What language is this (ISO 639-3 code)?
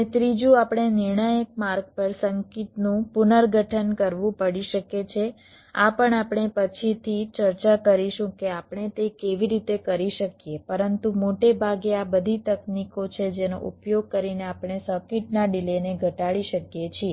guj